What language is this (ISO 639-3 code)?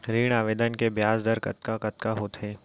hne